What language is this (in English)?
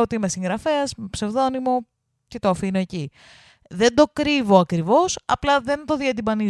Greek